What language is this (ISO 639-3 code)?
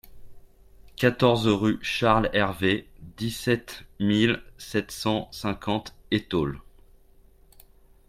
fra